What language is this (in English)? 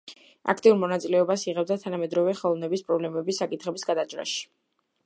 Georgian